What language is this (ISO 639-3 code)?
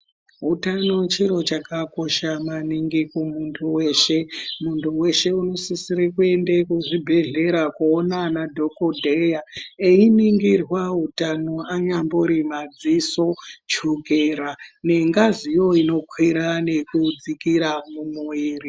ndc